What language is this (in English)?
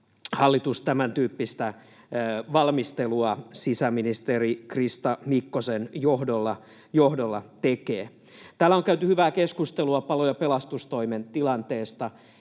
Finnish